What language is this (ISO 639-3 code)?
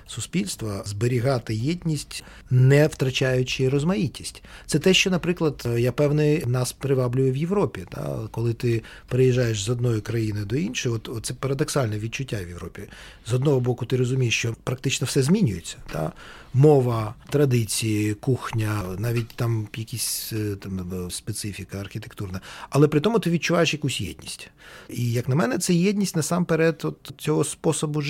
ukr